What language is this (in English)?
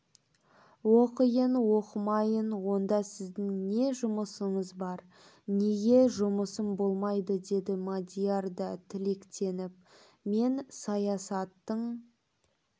Kazakh